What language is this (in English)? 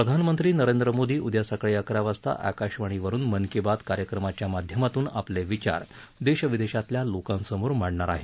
Marathi